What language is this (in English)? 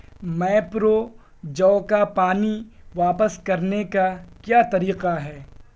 Urdu